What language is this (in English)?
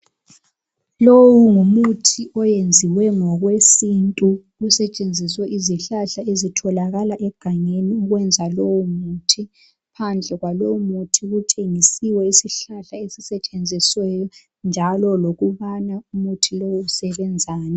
North Ndebele